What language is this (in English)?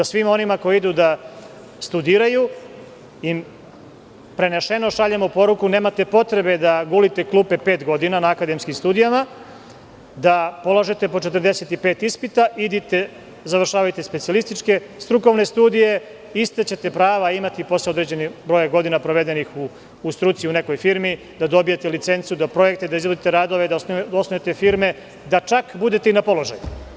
Serbian